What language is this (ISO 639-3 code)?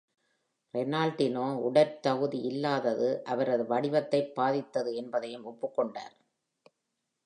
tam